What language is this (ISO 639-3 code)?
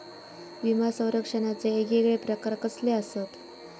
mar